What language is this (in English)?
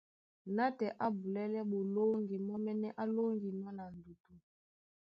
Duala